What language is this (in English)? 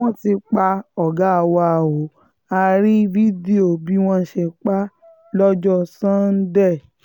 Yoruba